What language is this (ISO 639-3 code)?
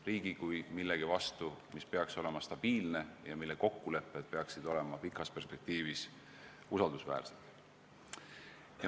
est